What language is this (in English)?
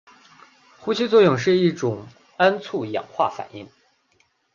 Chinese